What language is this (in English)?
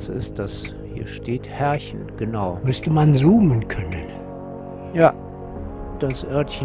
German